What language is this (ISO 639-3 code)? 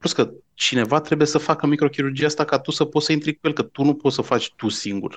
ron